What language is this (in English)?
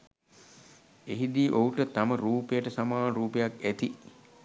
Sinhala